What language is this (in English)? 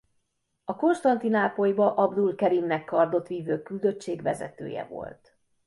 Hungarian